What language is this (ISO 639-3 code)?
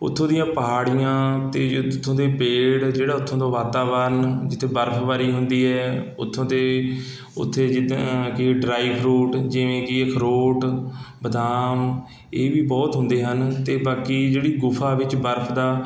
pan